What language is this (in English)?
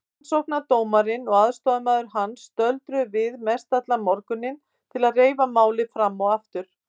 Icelandic